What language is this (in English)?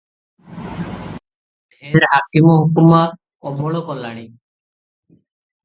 Odia